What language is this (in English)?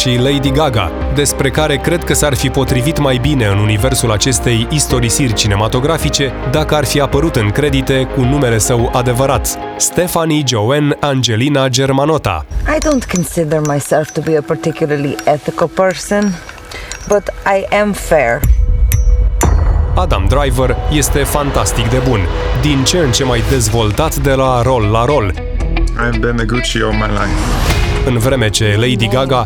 Romanian